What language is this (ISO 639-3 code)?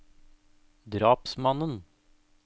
nor